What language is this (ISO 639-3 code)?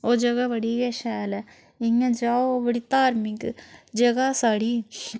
doi